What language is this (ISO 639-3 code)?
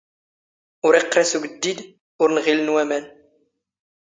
zgh